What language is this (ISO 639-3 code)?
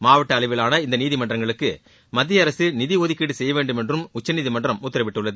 tam